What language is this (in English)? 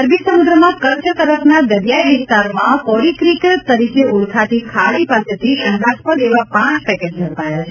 Gujarati